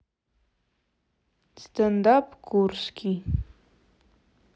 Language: Russian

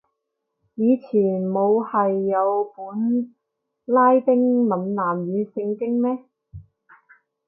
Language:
Cantonese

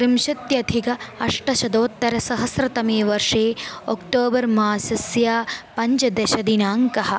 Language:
Sanskrit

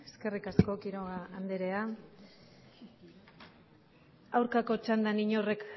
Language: Basque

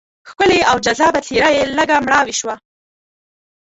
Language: Pashto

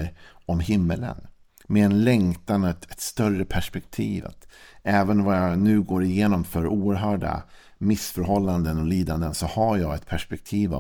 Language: Swedish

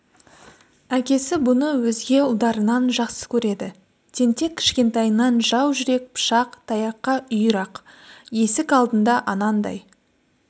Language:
Kazakh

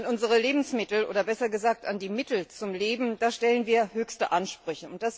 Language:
German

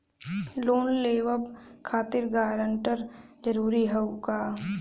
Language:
Bhojpuri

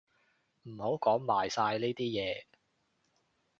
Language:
Cantonese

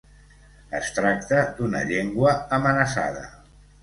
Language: Catalan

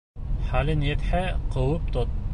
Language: Bashkir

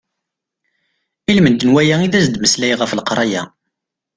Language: Kabyle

